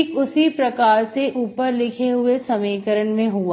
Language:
Hindi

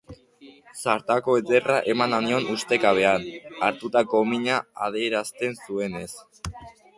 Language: Basque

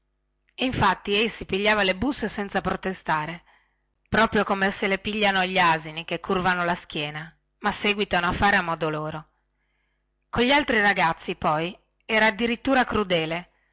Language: Italian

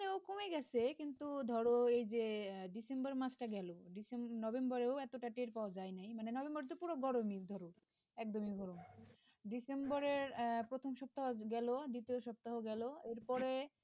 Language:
Bangla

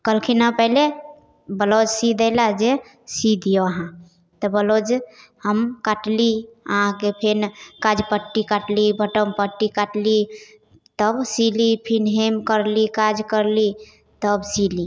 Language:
Maithili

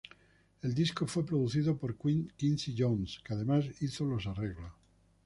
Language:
Spanish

